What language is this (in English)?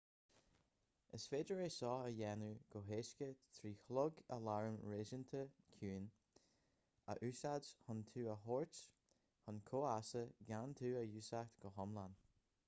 Irish